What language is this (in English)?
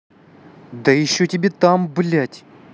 Russian